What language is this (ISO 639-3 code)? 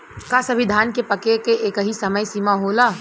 bho